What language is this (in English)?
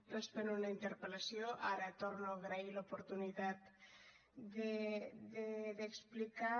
Catalan